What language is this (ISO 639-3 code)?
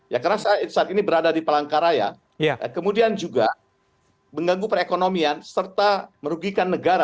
ind